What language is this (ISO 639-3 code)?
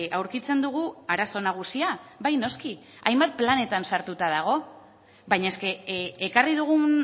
eus